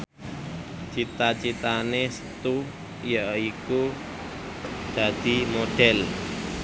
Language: Javanese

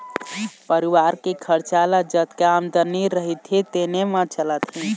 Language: Chhattisgarhi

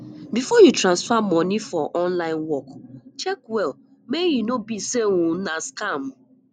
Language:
Nigerian Pidgin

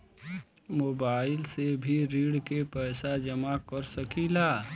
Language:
Bhojpuri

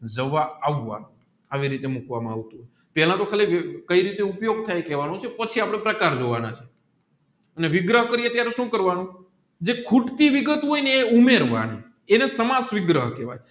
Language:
Gujarati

